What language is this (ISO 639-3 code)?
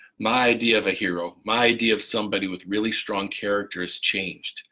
eng